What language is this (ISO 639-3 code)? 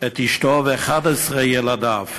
heb